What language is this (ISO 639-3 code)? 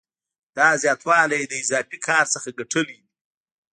pus